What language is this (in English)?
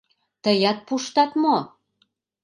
Mari